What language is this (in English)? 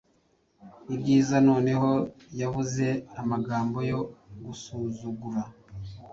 Kinyarwanda